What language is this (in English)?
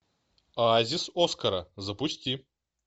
Russian